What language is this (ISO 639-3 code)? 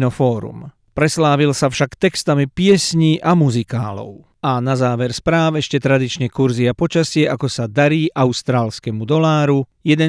slk